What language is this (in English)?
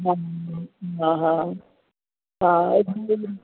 Sindhi